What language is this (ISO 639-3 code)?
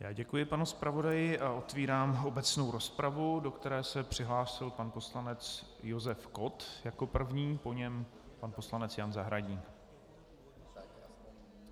ces